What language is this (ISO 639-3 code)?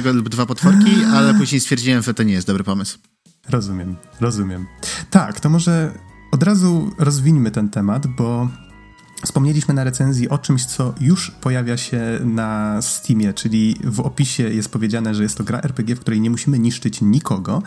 pol